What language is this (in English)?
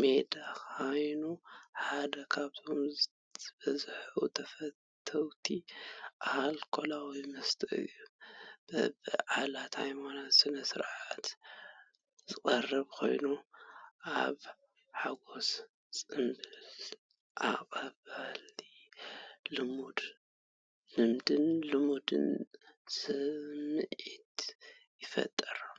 Tigrinya